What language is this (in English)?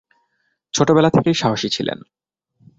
Bangla